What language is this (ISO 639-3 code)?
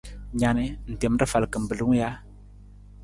nmz